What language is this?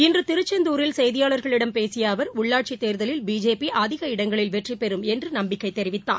Tamil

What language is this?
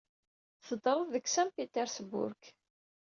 Kabyle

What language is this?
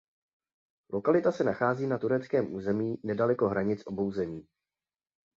Czech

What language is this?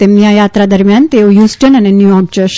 Gujarati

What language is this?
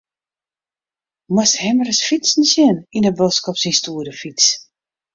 Western Frisian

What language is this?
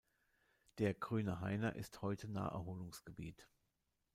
German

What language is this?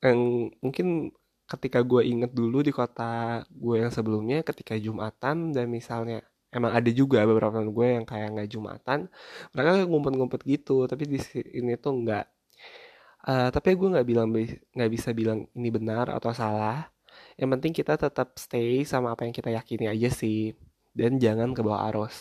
Indonesian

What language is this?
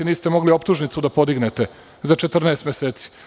Serbian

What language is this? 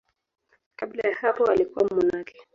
Swahili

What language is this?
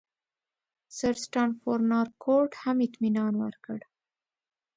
Pashto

